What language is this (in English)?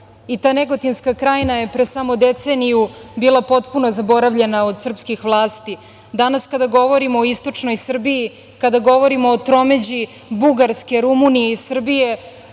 Serbian